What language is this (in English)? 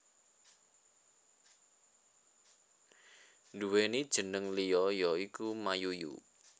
Javanese